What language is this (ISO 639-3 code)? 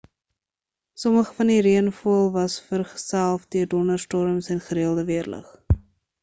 afr